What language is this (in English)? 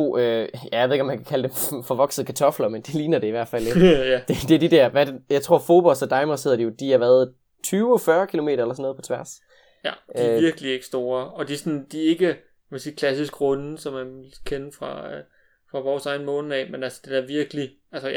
Danish